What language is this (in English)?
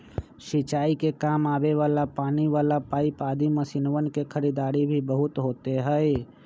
Magahi